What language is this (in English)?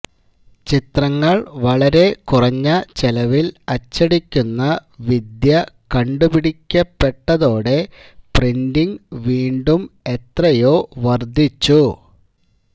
Malayalam